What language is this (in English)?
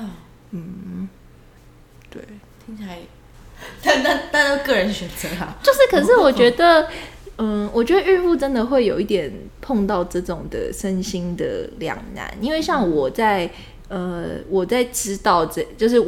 Chinese